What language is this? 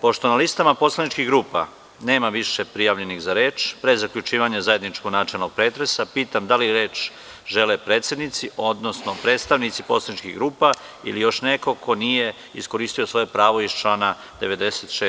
Serbian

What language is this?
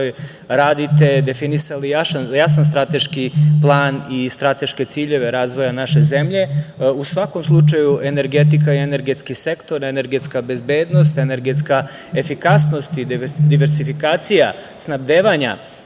Serbian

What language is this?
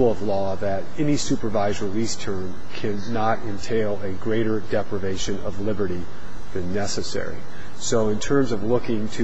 English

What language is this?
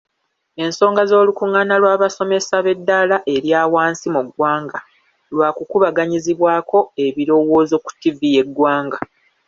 Ganda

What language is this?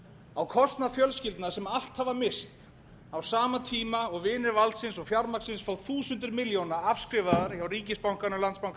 Icelandic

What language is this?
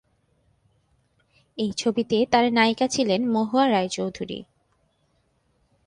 Bangla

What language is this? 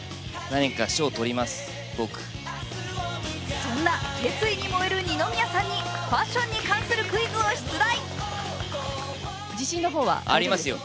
Japanese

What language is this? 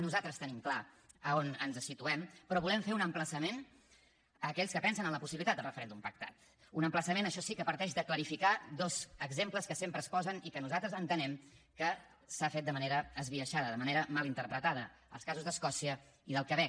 Catalan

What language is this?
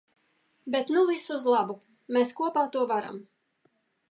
Latvian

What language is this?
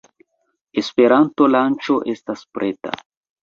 Esperanto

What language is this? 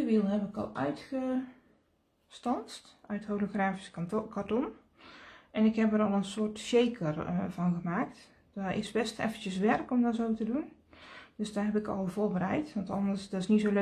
Dutch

